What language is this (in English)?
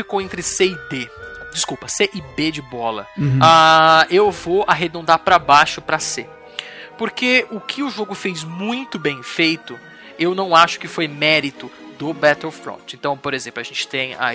Portuguese